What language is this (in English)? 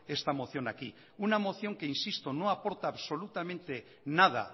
Spanish